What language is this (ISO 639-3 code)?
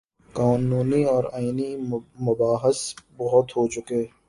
urd